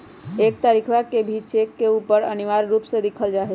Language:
Magahi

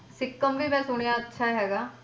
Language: Punjabi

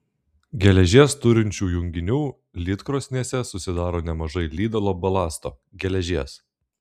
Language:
Lithuanian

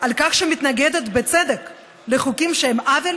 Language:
Hebrew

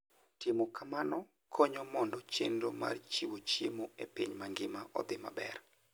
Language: Luo (Kenya and Tanzania)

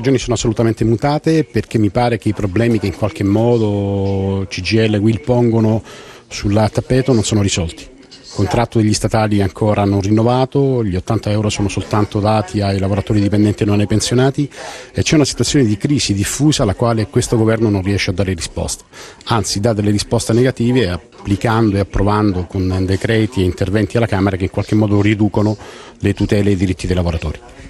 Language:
Italian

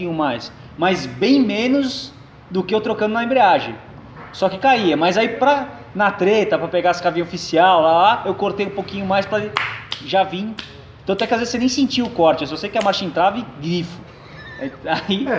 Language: Portuguese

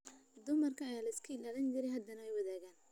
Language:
Somali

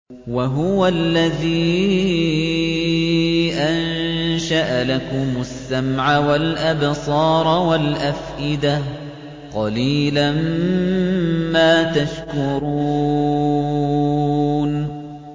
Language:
Arabic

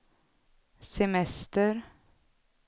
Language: Swedish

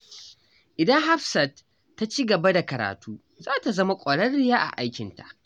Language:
Hausa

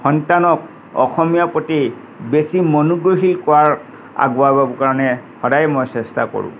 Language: Assamese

